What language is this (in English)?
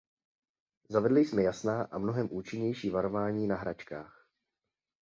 Czech